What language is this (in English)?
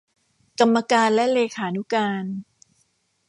Thai